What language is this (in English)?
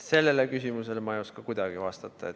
Estonian